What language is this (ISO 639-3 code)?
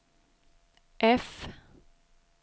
swe